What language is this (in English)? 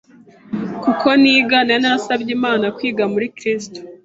Kinyarwanda